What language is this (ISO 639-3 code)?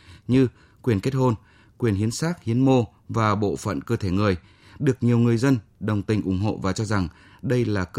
vie